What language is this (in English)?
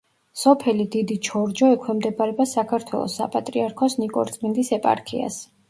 Georgian